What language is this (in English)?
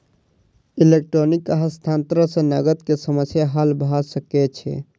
Maithili